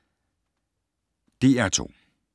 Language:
Danish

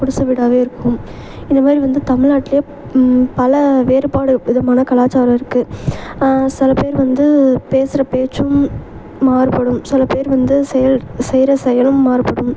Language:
Tamil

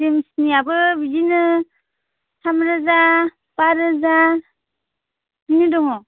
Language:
Bodo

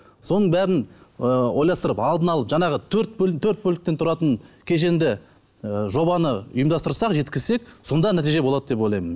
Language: Kazakh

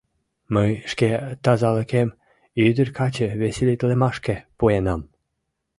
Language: Mari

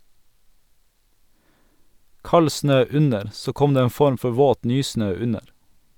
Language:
Norwegian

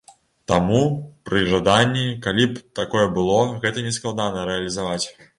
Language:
Belarusian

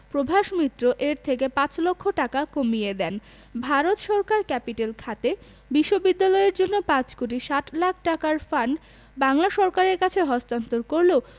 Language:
Bangla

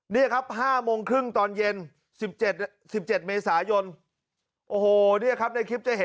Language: Thai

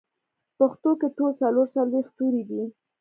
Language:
Pashto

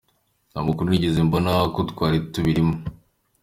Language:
Kinyarwanda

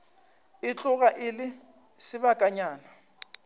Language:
Northern Sotho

